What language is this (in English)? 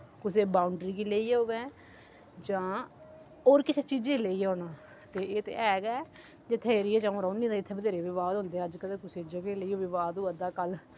Dogri